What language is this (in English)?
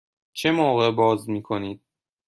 Persian